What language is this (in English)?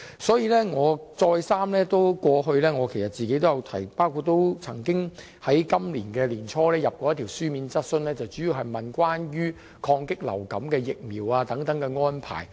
Cantonese